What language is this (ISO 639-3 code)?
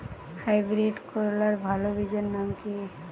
ben